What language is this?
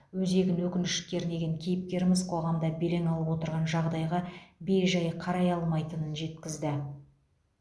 Kazakh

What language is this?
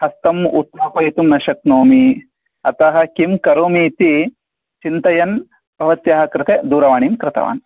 Sanskrit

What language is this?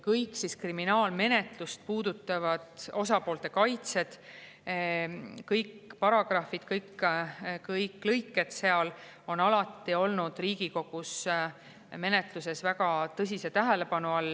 Estonian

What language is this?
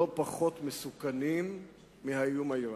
Hebrew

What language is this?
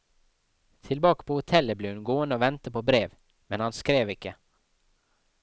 Norwegian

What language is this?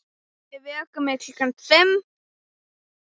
Icelandic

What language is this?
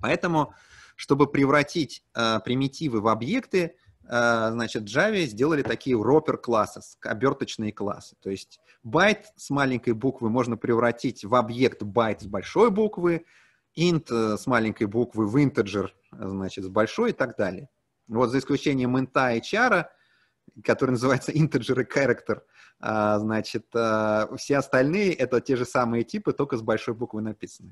Russian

